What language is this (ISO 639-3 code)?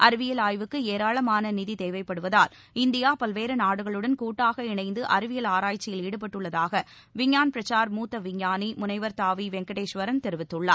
tam